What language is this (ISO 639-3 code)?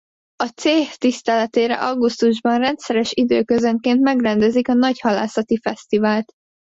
hun